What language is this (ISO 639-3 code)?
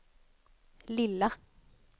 swe